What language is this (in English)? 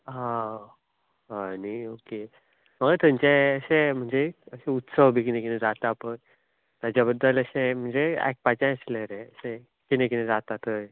Konkani